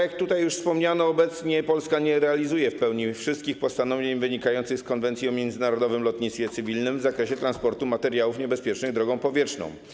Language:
Polish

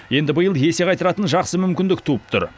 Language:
Kazakh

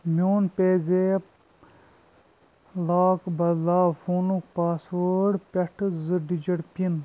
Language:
Kashmiri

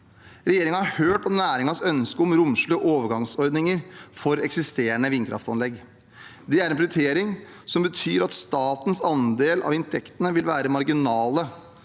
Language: Norwegian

